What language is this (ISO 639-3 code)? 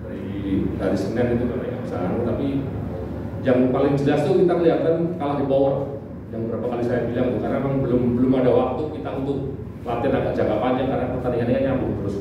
ind